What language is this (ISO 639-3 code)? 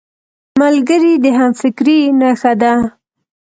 pus